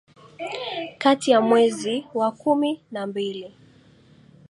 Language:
Swahili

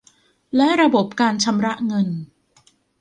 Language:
Thai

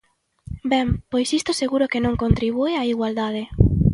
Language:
Galician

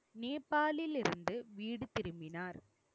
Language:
Tamil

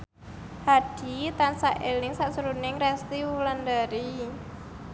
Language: Javanese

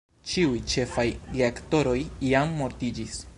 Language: Esperanto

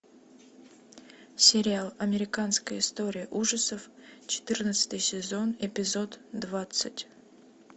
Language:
Russian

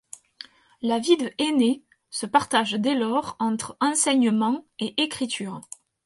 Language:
French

